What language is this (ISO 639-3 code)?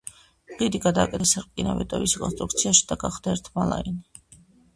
kat